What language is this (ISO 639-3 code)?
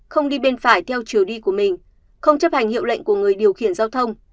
vie